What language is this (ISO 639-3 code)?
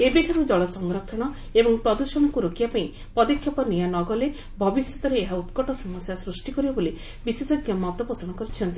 ori